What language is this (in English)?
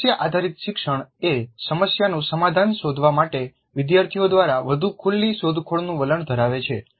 Gujarati